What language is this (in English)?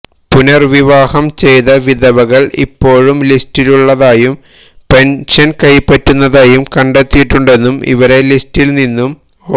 Malayalam